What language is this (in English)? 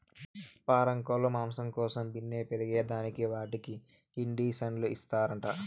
Telugu